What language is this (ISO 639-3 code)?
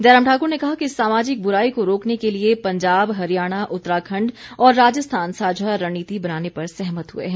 hin